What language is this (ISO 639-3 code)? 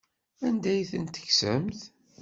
kab